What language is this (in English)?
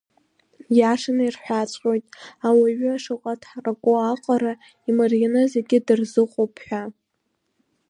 Abkhazian